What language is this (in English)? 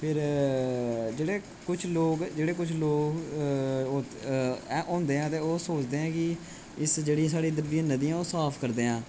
Dogri